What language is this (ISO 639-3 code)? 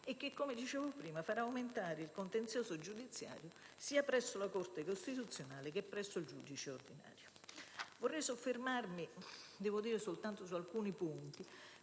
ita